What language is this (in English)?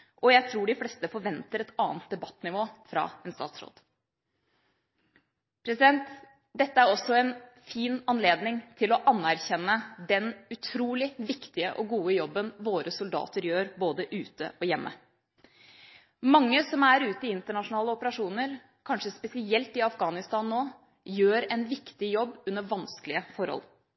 Norwegian Bokmål